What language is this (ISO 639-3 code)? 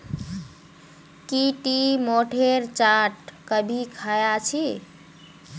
mag